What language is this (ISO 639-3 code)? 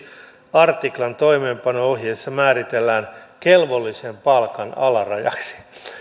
fin